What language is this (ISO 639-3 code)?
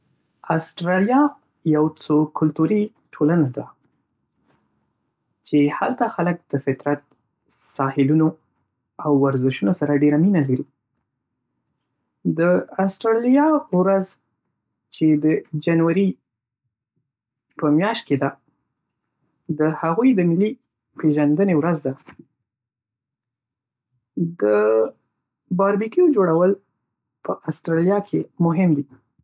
pus